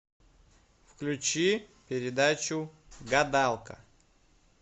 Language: Russian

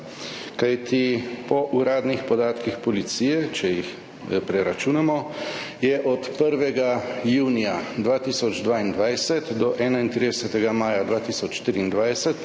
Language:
Slovenian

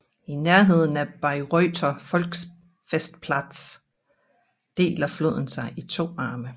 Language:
Danish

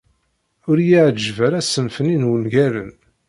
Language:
Kabyle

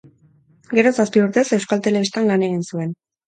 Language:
Basque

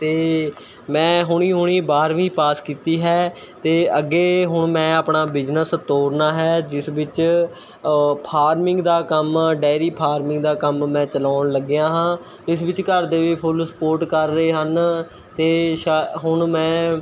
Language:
Punjabi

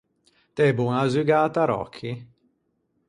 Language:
Ligurian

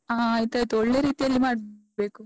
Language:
Kannada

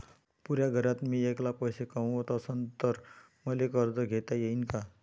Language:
Marathi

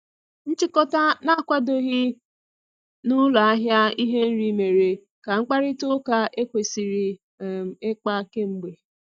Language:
Igbo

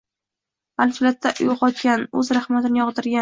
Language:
Uzbek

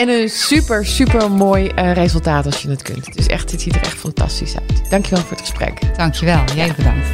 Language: Dutch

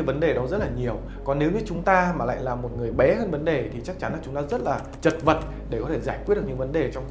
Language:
Vietnamese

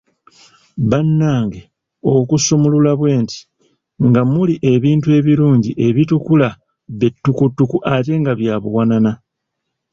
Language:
Ganda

